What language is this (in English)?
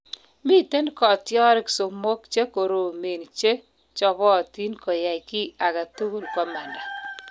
Kalenjin